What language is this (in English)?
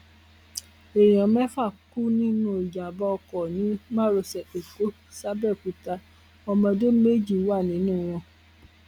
Yoruba